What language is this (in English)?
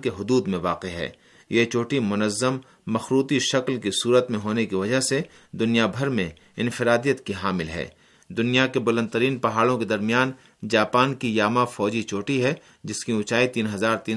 Urdu